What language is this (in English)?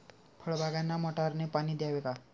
Marathi